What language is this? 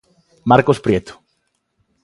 Galician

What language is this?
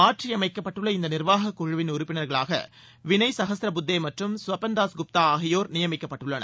Tamil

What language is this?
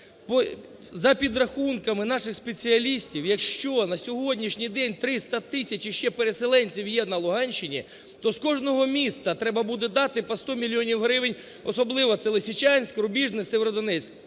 Ukrainian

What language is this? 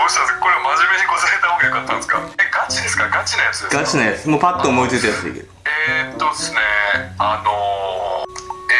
Japanese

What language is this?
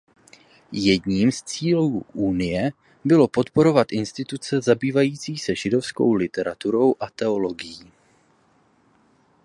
Czech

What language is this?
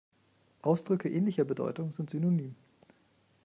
German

